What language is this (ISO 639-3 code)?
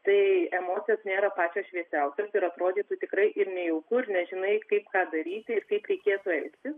lit